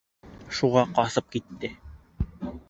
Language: Bashkir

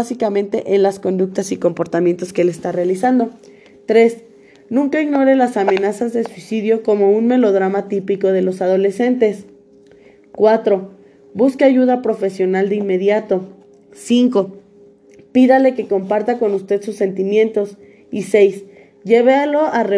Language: Spanish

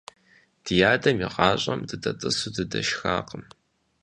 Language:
Kabardian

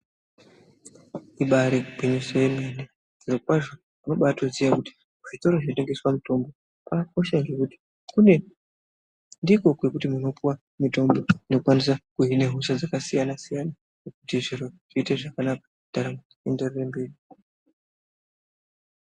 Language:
Ndau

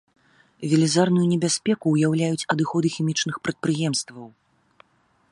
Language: Belarusian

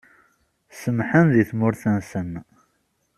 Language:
Kabyle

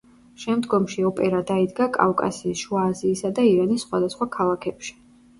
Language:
Georgian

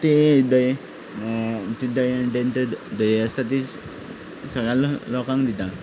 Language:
Konkani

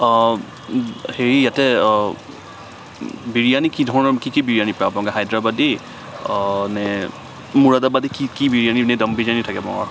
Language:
Assamese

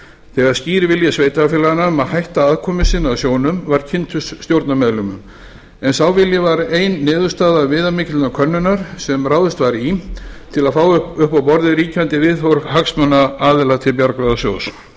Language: Icelandic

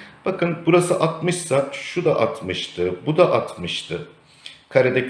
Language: Turkish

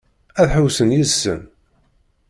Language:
Kabyle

